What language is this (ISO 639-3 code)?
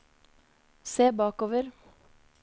nor